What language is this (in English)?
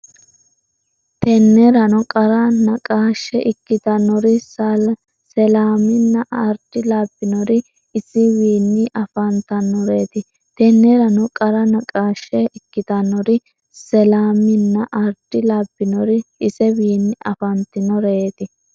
Sidamo